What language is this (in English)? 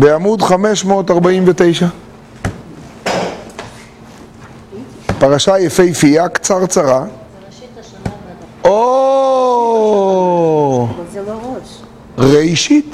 Hebrew